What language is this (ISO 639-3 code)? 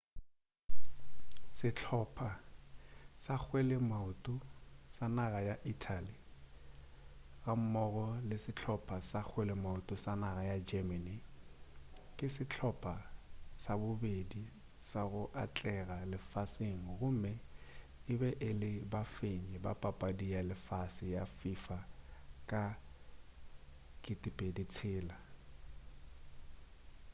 nso